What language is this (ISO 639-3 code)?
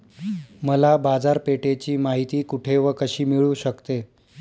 mar